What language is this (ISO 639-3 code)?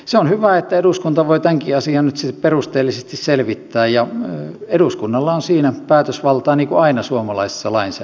fin